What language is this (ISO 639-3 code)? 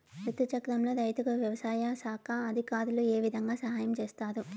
tel